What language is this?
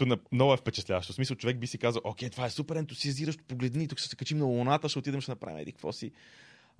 Bulgarian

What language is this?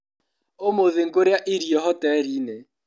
Kikuyu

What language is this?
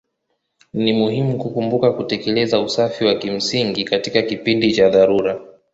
Swahili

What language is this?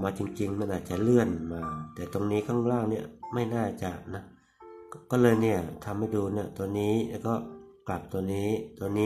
Thai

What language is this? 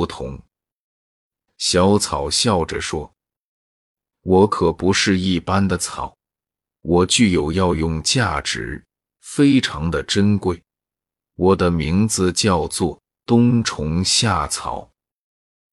Chinese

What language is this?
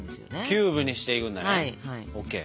Japanese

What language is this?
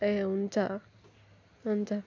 Nepali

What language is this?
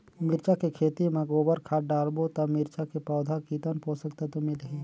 Chhattisgarhi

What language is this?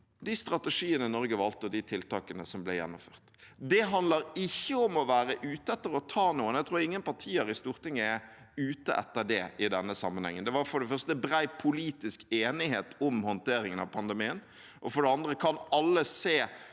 Norwegian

